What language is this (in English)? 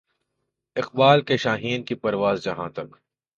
Urdu